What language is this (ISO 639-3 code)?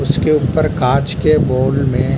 hin